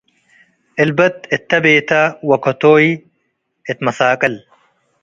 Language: Tigre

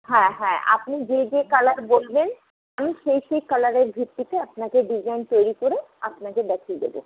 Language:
Bangla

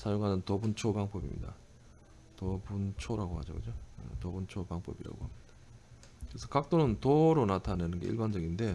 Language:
Korean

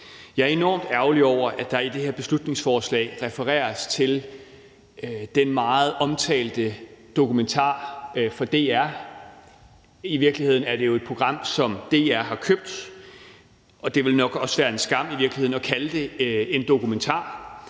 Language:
Danish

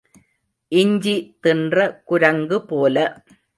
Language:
Tamil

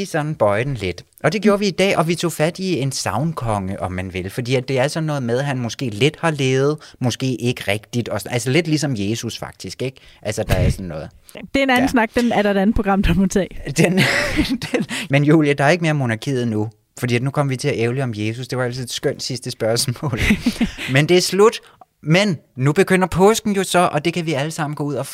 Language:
Danish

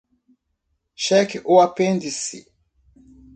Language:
Portuguese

